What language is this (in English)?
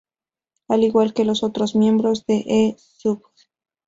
Spanish